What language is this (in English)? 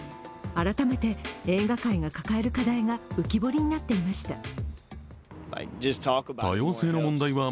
Japanese